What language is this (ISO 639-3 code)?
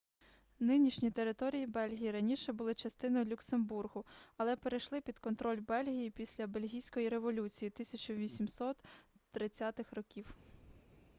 ukr